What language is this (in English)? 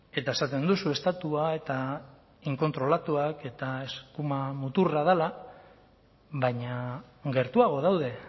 Basque